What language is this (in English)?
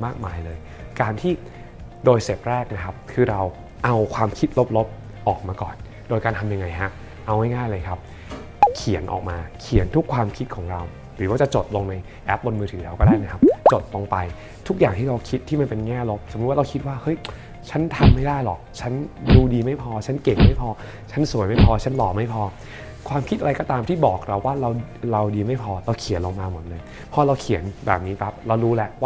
Thai